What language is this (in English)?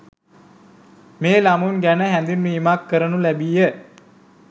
Sinhala